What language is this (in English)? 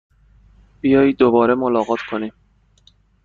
Persian